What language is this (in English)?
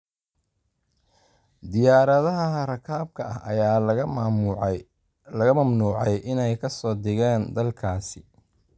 Somali